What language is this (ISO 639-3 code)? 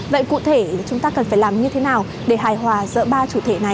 vie